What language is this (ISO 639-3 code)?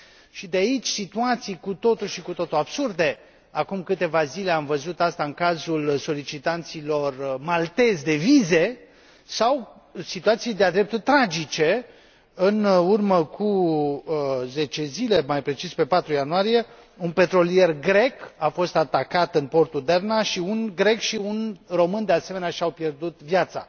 ron